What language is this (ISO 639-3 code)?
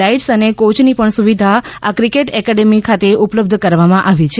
guj